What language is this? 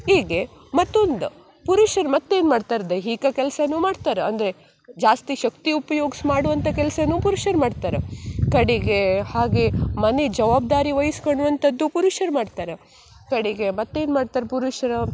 Kannada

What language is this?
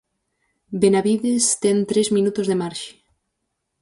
Galician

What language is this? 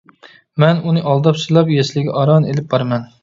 Uyghur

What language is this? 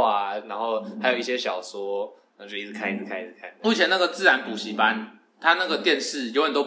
Chinese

